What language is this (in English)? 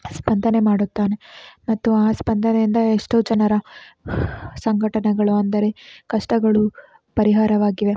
Kannada